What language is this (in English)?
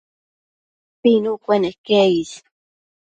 Matsés